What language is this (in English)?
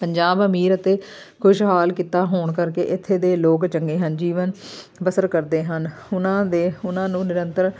Punjabi